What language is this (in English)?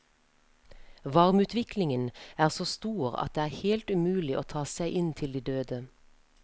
Norwegian